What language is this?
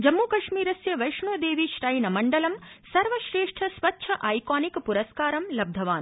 Sanskrit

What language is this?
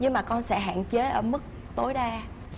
Vietnamese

